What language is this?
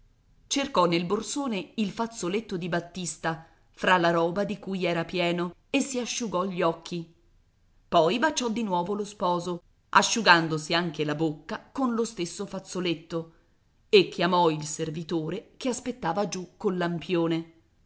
Italian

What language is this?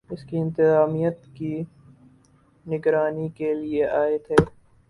Urdu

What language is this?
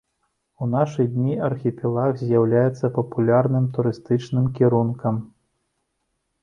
Belarusian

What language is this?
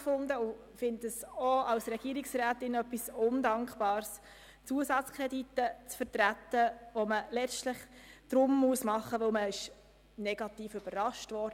Swiss German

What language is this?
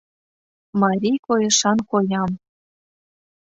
Mari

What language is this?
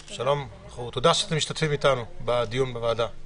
Hebrew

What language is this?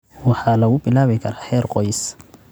Somali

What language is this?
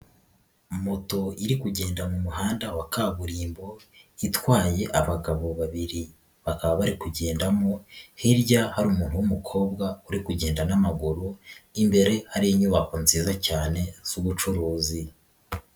Kinyarwanda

